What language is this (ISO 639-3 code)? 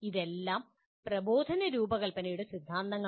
mal